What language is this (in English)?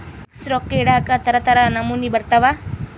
Kannada